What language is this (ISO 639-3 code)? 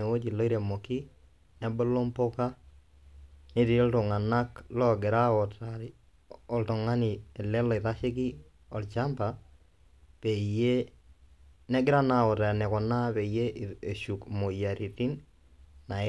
mas